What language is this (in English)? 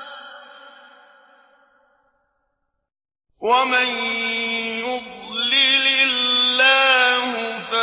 Arabic